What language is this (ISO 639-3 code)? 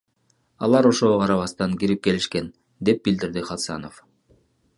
kir